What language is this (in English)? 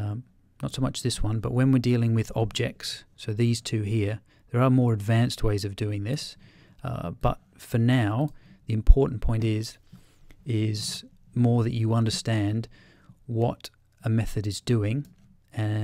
English